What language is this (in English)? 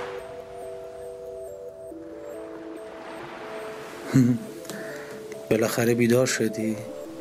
Persian